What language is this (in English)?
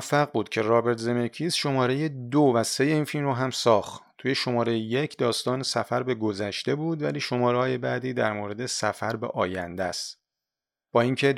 Persian